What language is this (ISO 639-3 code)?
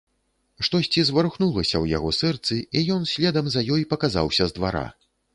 bel